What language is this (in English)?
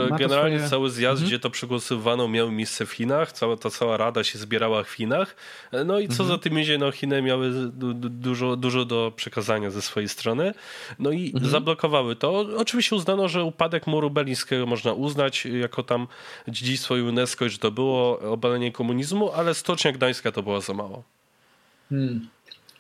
Polish